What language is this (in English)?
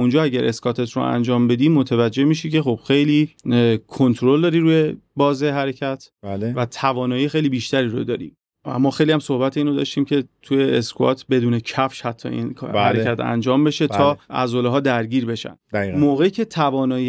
Persian